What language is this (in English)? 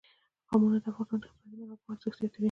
Pashto